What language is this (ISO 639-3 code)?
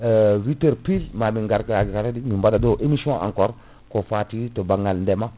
ful